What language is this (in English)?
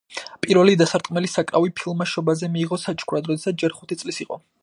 Georgian